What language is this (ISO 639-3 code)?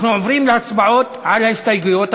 heb